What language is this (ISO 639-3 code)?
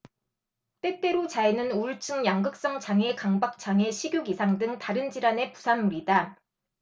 kor